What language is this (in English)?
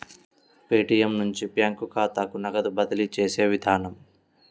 Telugu